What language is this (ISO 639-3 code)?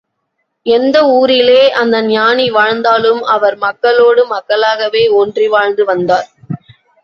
tam